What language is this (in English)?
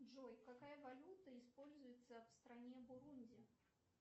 Russian